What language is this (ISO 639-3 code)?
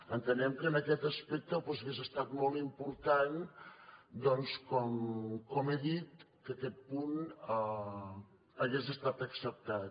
cat